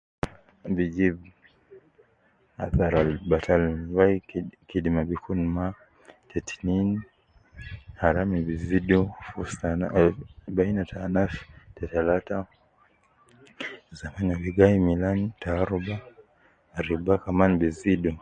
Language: Nubi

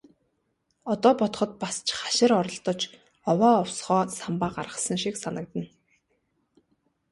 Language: Mongolian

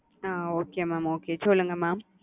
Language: Tamil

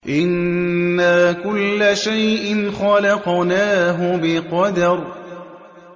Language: Arabic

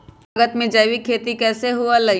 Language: Magahi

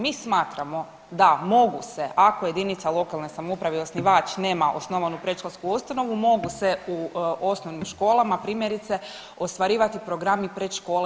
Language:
Croatian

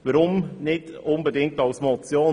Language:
Swiss German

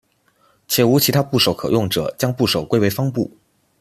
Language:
Chinese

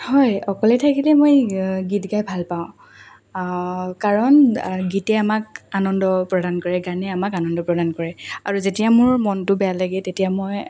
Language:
Assamese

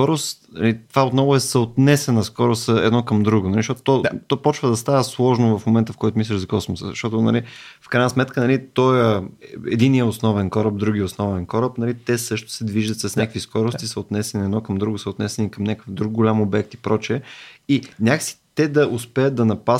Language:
Bulgarian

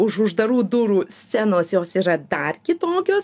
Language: Lithuanian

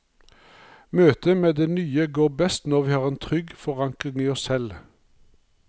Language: Norwegian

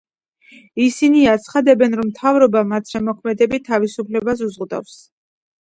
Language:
Georgian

